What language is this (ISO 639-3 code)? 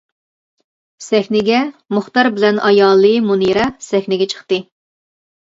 uig